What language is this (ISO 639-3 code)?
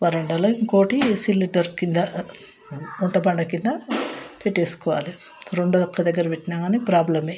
tel